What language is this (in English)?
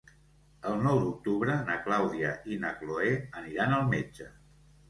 Catalan